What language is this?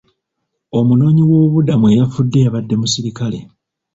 Ganda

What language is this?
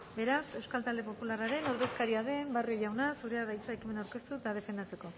Basque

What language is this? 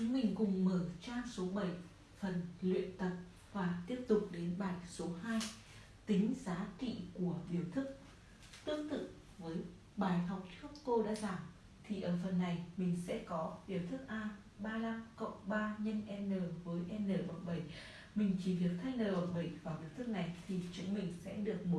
Vietnamese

